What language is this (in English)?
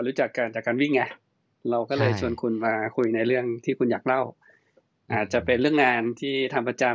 Thai